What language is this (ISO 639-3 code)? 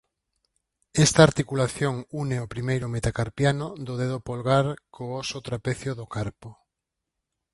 glg